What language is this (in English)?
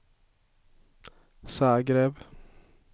Swedish